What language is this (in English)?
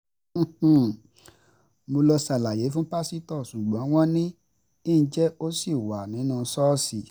Yoruba